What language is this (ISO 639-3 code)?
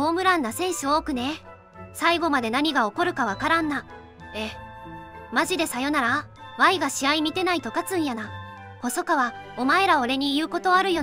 jpn